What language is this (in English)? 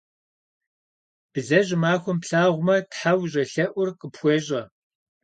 Kabardian